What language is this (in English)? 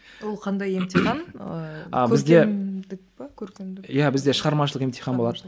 Kazakh